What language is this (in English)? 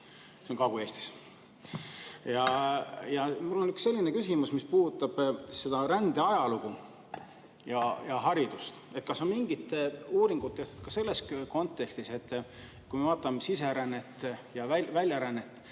Estonian